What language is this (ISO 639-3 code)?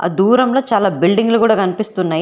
tel